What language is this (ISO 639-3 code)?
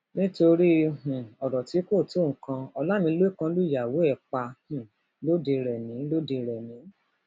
yor